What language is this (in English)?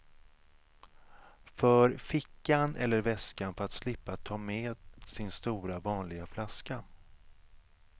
Swedish